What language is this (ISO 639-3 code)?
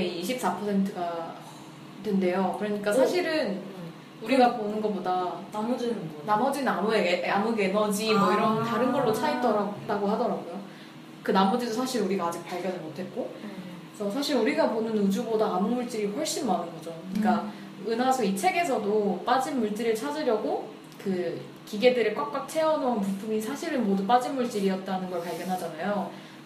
kor